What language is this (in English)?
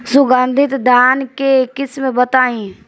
Bhojpuri